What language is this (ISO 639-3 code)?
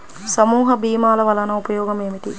tel